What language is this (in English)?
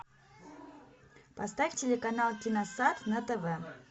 Russian